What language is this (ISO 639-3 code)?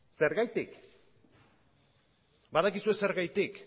eus